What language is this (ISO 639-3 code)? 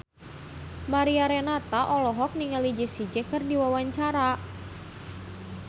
sun